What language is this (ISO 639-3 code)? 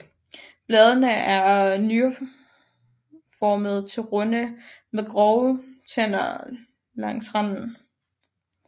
dan